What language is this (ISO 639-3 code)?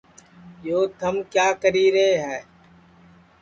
ssi